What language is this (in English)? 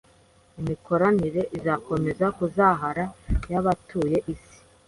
Kinyarwanda